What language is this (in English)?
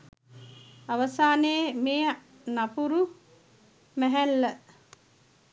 Sinhala